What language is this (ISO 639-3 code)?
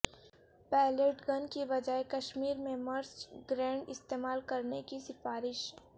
urd